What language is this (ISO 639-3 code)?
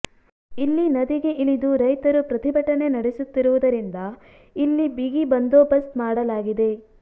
kan